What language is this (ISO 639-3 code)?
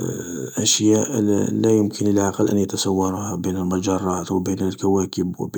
arq